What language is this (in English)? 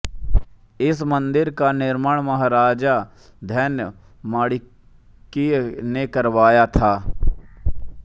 Hindi